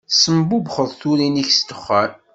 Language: Kabyle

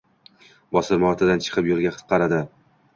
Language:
Uzbek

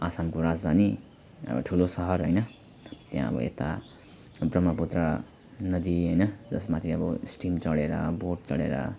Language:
Nepali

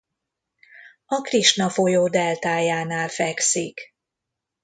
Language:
Hungarian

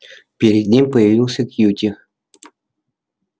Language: Russian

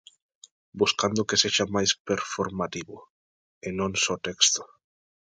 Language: Galician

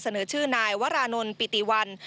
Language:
Thai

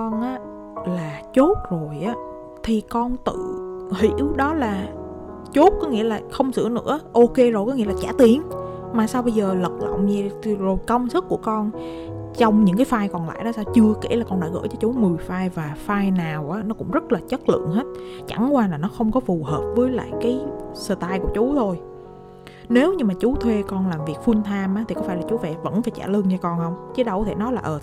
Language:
Vietnamese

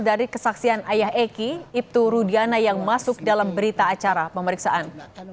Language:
Indonesian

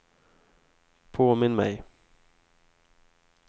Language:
Swedish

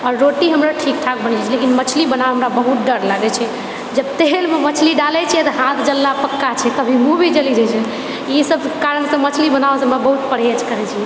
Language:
Maithili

